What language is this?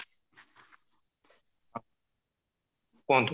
Odia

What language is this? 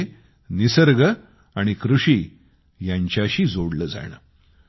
Marathi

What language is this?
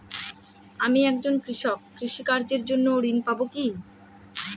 Bangla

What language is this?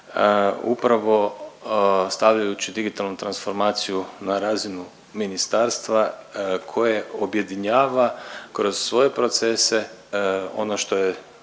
Croatian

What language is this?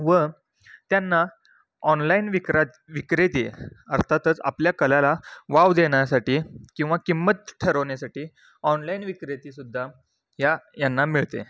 Marathi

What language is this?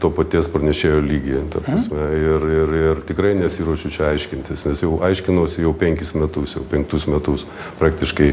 Lithuanian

